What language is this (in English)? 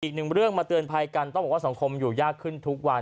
Thai